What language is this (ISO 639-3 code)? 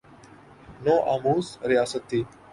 urd